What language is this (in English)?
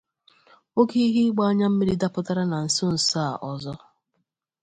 Igbo